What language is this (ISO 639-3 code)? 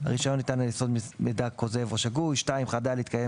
heb